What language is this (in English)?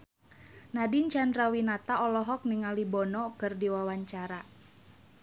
Sundanese